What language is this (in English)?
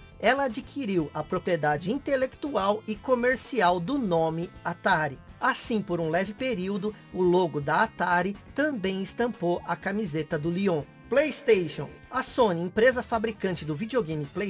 Portuguese